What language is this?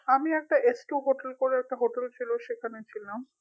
Bangla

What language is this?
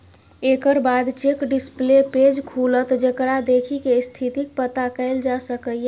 Maithili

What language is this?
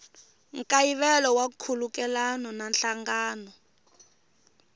Tsonga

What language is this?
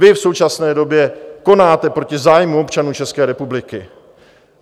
Czech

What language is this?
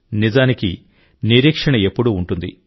Telugu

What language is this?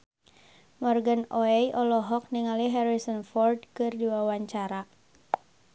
Sundanese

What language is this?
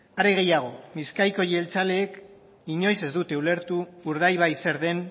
Basque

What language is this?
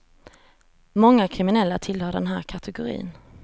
Swedish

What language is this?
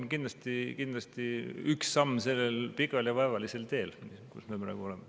Estonian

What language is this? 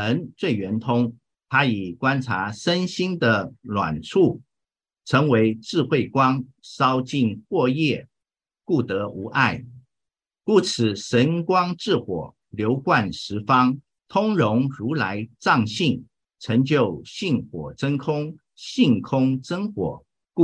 Chinese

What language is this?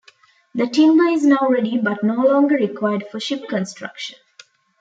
English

